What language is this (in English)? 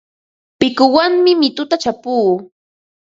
Ambo-Pasco Quechua